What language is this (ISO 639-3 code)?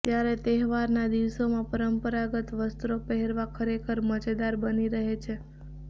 guj